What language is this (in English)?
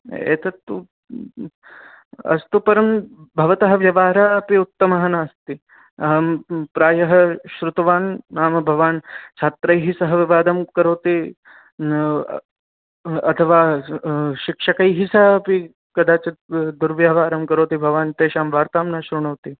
Sanskrit